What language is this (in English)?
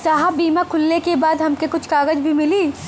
Bhojpuri